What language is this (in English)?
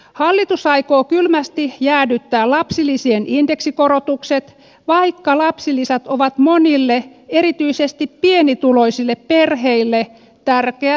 Finnish